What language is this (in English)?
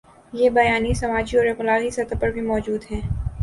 Urdu